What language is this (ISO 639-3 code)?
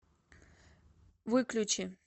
rus